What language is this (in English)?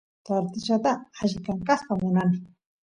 Santiago del Estero Quichua